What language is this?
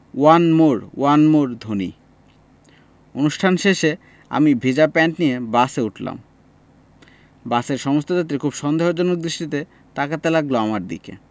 Bangla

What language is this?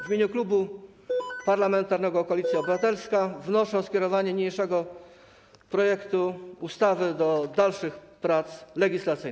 Polish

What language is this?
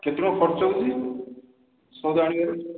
Odia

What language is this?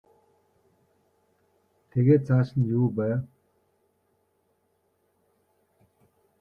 Mongolian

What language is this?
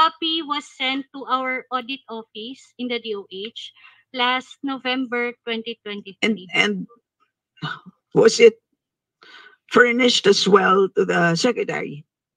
Filipino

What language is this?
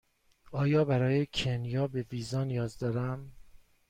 Persian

